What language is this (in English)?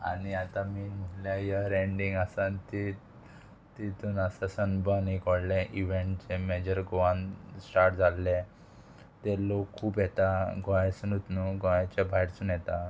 Konkani